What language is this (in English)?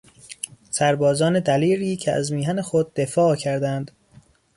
Persian